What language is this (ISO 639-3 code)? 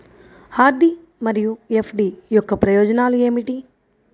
tel